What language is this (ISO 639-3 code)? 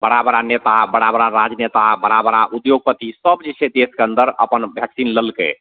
mai